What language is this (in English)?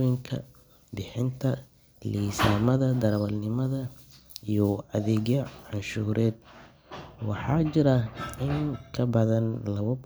Somali